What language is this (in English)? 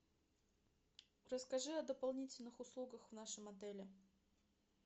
Russian